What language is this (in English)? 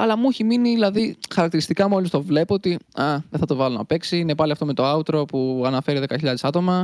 Greek